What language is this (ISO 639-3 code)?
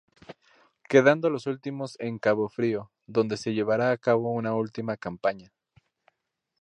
spa